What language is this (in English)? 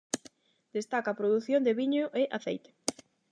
Galician